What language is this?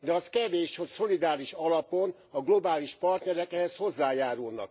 Hungarian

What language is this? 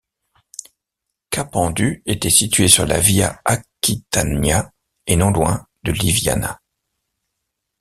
French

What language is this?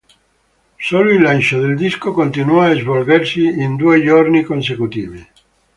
Italian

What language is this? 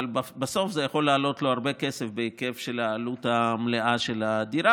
Hebrew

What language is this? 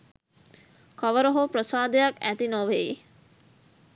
Sinhala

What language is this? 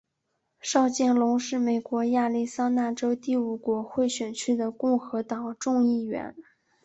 Chinese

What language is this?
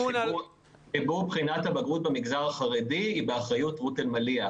Hebrew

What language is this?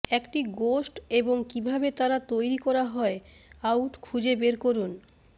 Bangla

